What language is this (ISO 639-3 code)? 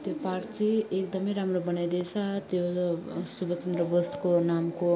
nep